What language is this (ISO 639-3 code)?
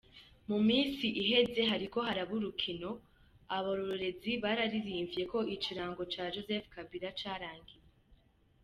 kin